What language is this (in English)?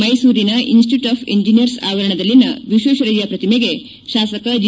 Kannada